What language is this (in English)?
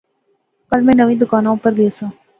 Pahari-Potwari